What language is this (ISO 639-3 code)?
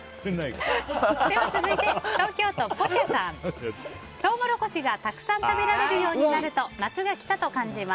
jpn